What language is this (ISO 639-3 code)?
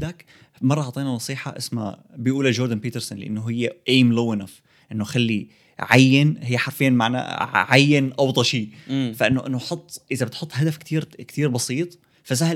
ara